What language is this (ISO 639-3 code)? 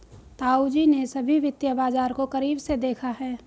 hin